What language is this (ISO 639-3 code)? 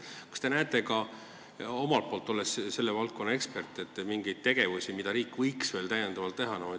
est